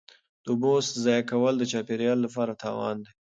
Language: Pashto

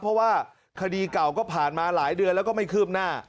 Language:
Thai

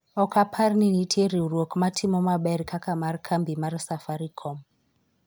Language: Luo (Kenya and Tanzania)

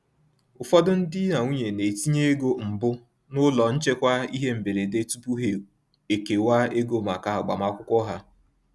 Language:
Igbo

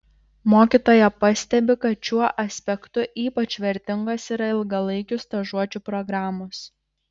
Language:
Lithuanian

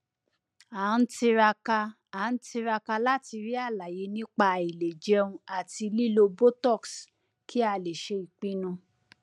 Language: Yoruba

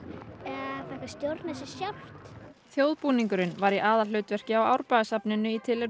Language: Icelandic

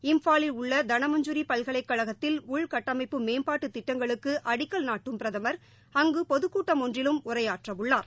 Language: Tamil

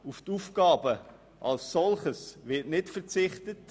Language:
Swiss German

